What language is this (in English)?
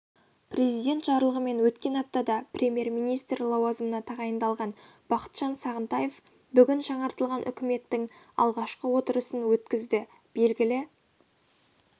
Kazakh